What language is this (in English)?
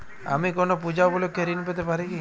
Bangla